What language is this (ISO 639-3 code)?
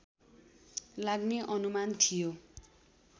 nep